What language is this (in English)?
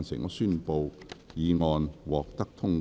Cantonese